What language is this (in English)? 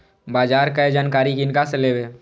Maithili